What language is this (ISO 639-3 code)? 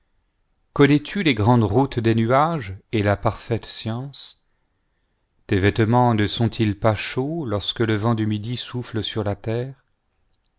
fra